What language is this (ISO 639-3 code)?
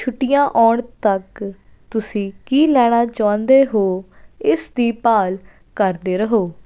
pan